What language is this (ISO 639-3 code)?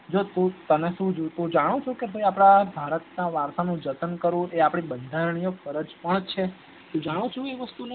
guj